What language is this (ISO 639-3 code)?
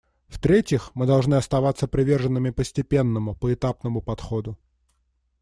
rus